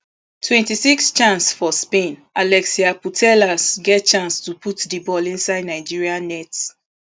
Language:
Nigerian Pidgin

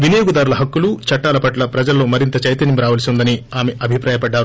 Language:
Telugu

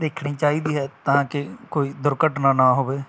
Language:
Punjabi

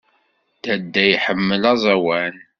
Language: Kabyle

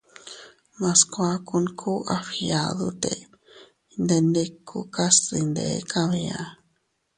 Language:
Teutila Cuicatec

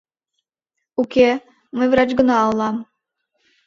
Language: Mari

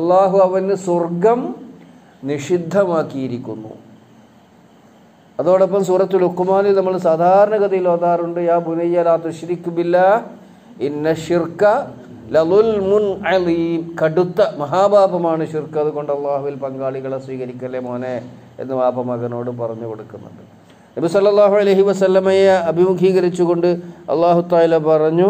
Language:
Arabic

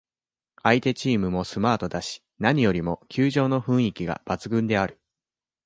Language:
Japanese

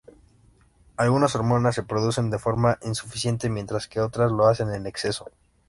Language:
Spanish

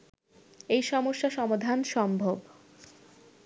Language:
Bangla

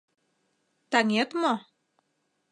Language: Mari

